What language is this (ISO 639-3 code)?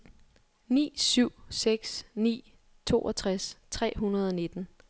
dan